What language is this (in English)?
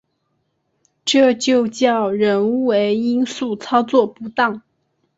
Chinese